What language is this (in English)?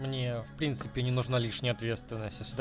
Russian